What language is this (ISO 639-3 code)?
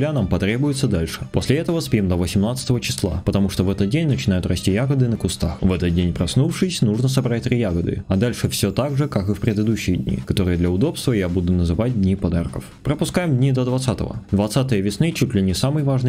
rus